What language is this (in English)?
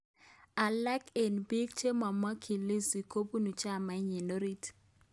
Kalenjin